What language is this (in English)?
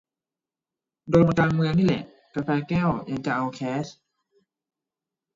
Thai